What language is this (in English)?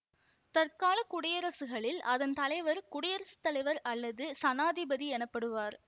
Tamil